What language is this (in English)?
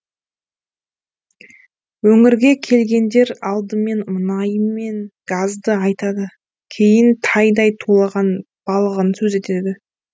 Kazakh